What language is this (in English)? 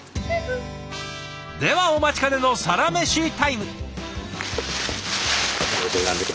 Japanese